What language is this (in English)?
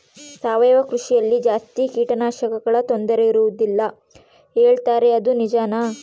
Kannada